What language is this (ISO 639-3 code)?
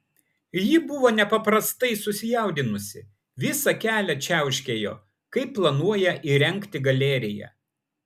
lit